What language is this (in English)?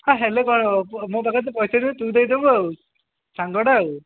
Odia